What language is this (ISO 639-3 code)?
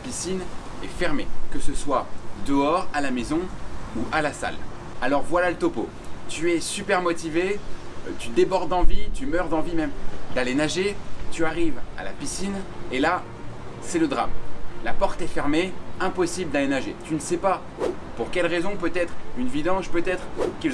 fra